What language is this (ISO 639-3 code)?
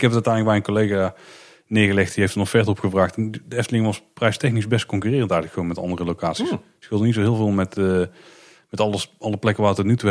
nld